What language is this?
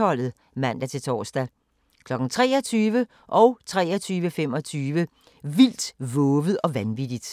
Danish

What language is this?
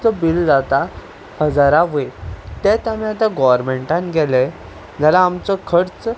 Konkani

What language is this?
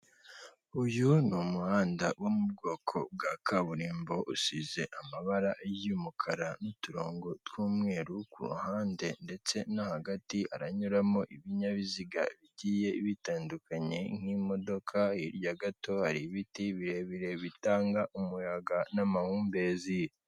Kinyarwanda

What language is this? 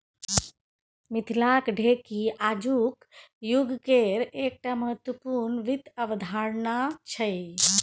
Maithili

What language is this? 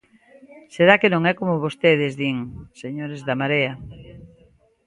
Galician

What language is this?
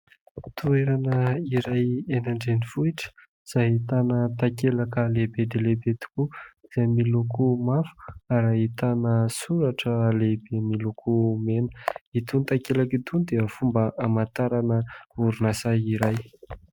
Malagasy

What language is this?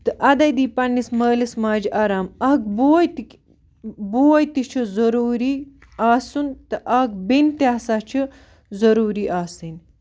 Kashmiri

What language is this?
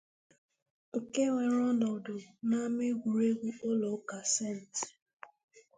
Igbo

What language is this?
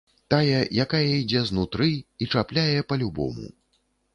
Belarusian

